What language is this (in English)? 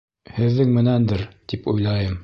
Bashkir